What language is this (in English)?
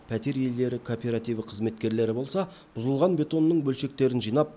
Kazakh